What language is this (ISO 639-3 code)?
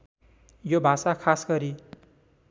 nep